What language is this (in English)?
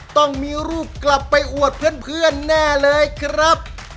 Thai